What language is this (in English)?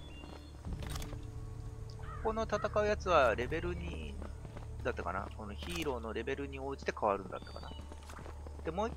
Japanese